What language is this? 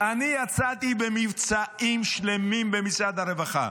Hebrew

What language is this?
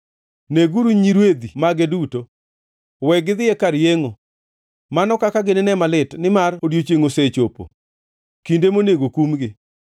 Luo (Kenya and Tanzania)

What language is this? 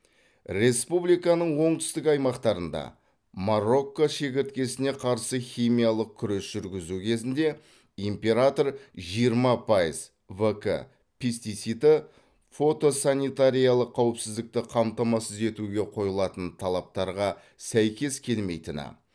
Kazakh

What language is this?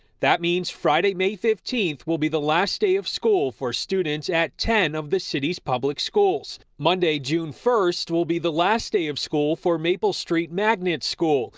English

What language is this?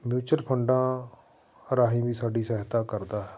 Punjabi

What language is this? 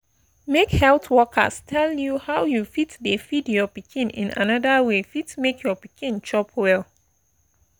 Nigerian Pidgin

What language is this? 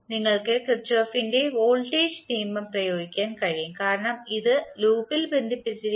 Malayalam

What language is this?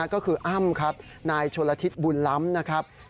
Thai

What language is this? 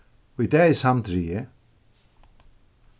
Faroese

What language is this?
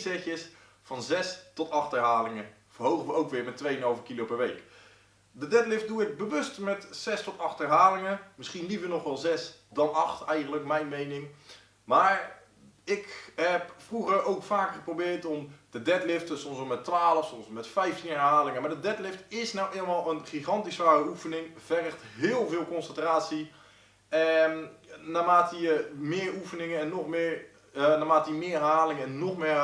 Dutch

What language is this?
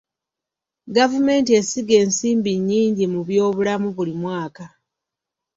Ganda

